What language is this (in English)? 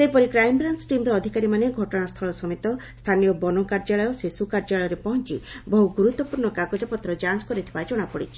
Odia